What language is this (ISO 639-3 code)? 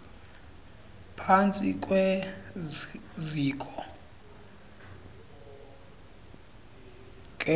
xho